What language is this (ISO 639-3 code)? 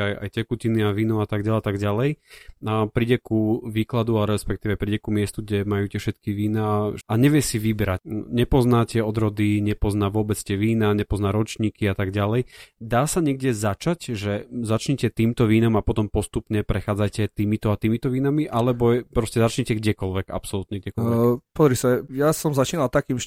slk